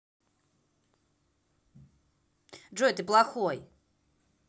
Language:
Russian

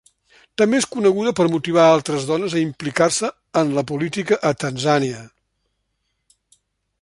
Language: Catalan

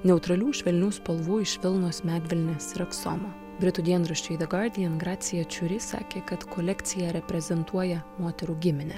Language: Lithuanian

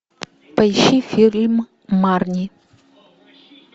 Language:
Russian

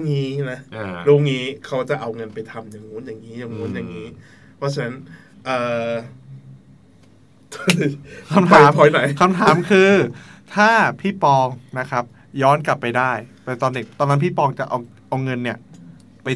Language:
Thai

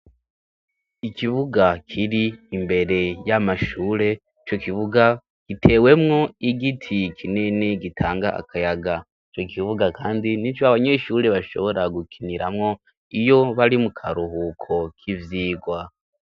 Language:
Rundi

